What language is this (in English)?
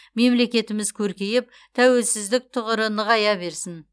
Kazakh